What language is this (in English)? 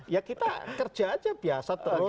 Indonesian